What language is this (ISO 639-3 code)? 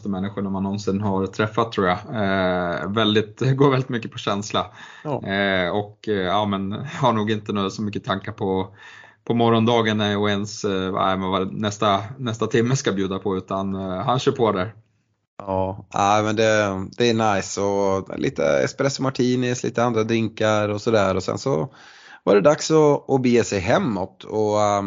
swe